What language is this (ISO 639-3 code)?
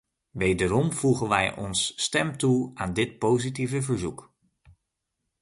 nld